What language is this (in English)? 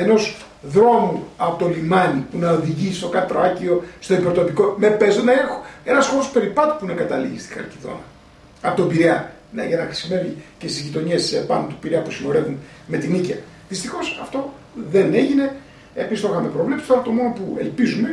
Greek